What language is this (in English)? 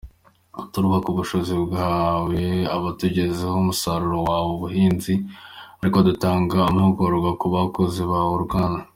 Kinyarwanda